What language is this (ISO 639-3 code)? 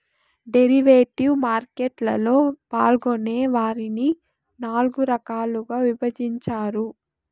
tel